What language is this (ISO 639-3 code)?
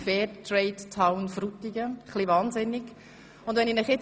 gsw